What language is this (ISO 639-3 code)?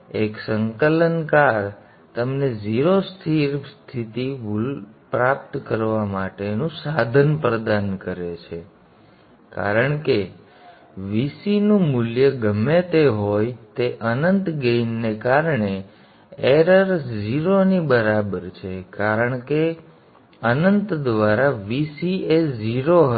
guj